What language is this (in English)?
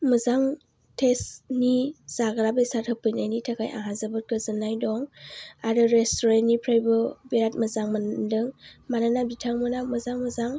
Bodo